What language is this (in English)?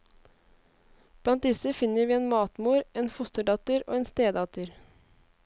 Norwegian